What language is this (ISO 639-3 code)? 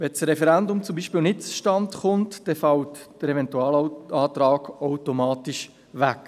gsw